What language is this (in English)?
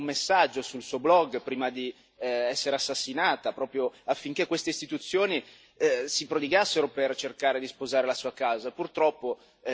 Italian